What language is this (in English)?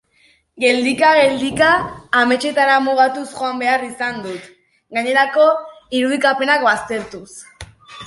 Basque